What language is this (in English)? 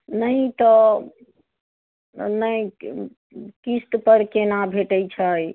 Maithili